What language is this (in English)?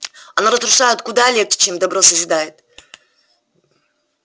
Russian